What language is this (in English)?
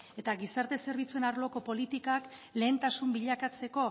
Basque